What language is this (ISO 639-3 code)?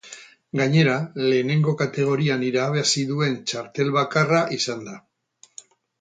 eus